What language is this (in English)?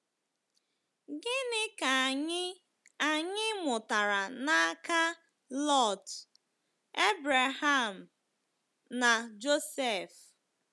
Igbo